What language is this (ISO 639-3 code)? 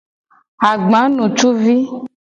gej